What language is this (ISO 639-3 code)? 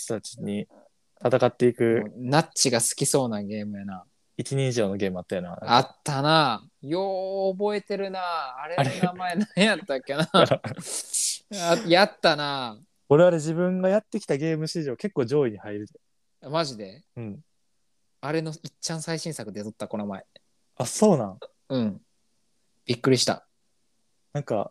jpn